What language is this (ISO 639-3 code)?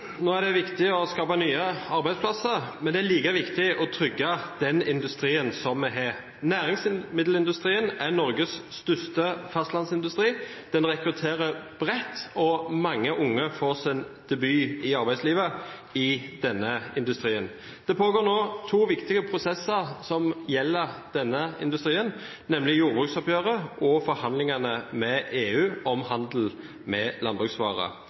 nob